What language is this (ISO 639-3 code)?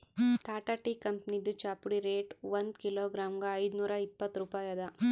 kan